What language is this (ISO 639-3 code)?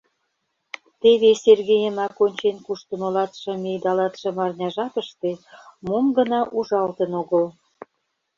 chm